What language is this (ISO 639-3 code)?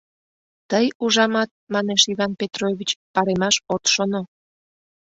chm